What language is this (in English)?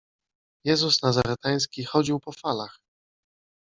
Polish